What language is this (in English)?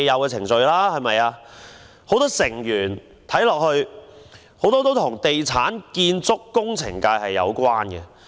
Cantonese